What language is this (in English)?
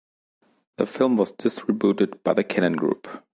English